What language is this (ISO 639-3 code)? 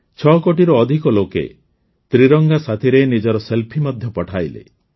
ori